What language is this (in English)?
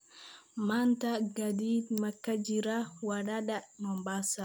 Somali